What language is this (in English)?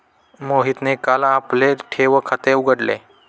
Marathi